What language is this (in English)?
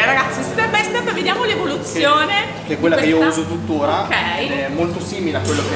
Italian